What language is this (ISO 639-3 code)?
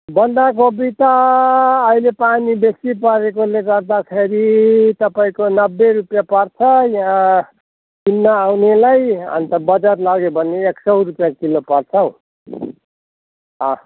nep